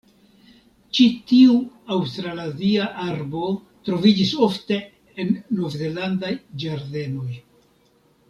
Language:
Esperanto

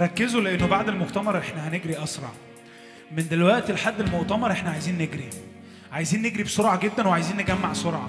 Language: Arabic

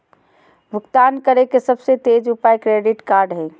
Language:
Magahi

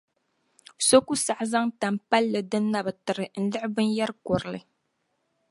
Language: Dagbani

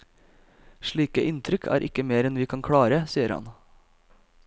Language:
Norwegian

